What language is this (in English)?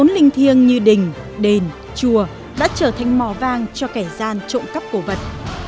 Vietnamese